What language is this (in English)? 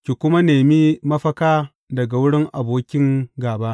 Hausa